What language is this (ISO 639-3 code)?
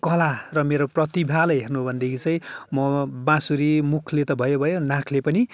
nep